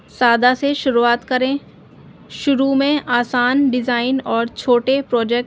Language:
Urdu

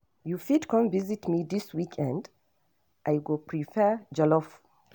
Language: Nigerian Pidgin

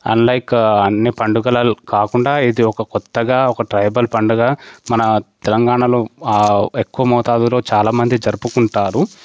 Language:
Telugu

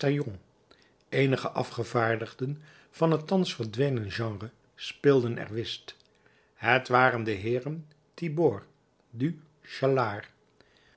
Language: Dutch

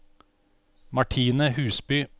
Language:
Norwegian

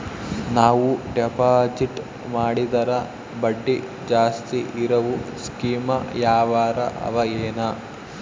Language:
Kannada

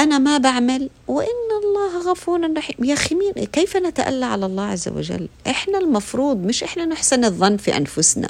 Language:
Arabic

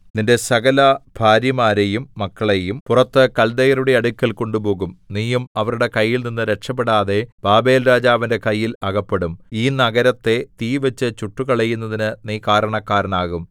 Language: Malayalam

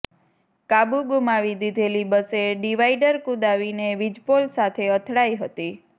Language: Gujarati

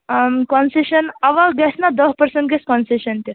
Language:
Kashmiri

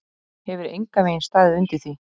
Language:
Icelandic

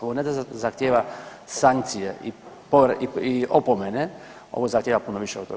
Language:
Croatian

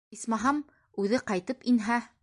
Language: Bashkir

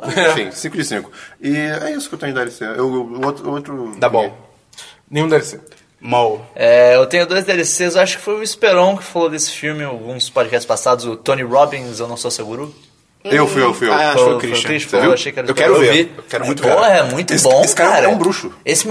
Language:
Portuguese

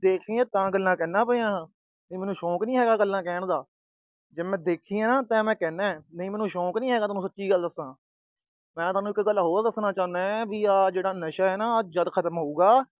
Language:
Punjabi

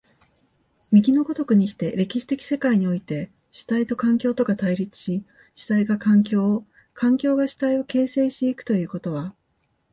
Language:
Japanese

